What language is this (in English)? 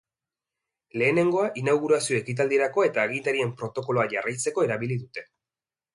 Basque